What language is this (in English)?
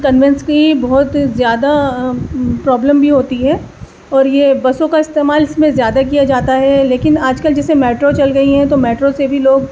Urdu